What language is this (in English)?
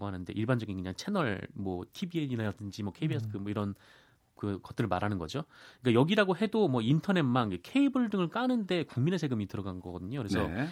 Korean